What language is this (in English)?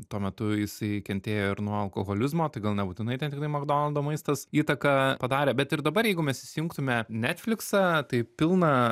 Lithuanian